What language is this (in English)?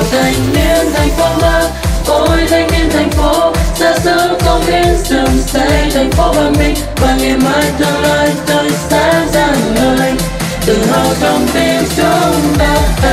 Vietnamese